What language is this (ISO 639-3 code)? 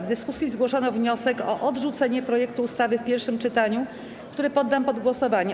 pol